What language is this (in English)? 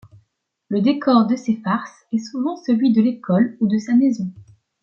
French